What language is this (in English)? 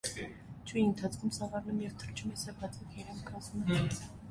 Armenian